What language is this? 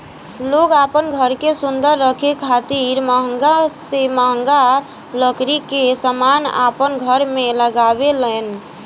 Bhojpuri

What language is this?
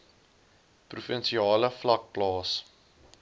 Afrikaans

